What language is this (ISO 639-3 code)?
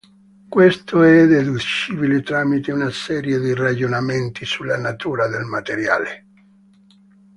ita